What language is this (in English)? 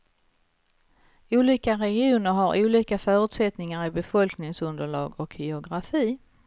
Swedish